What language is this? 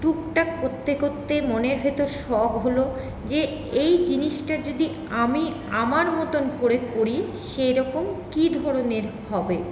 Bangla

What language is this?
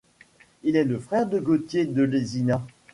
French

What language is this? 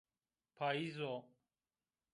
Zaza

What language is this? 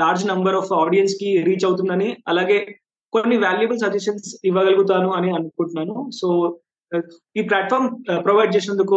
Telugu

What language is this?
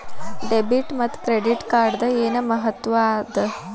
Kannada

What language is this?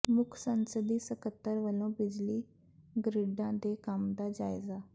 Punjabi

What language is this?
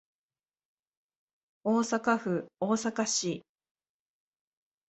Japanese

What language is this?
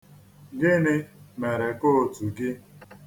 Igbo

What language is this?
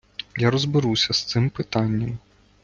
Ukrainian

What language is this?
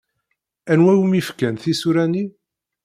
Kabyle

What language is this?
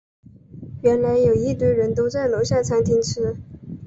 Chinese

